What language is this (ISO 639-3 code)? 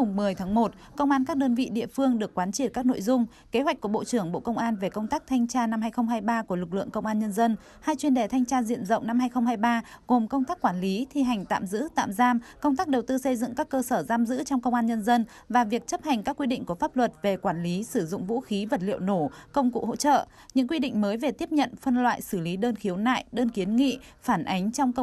vie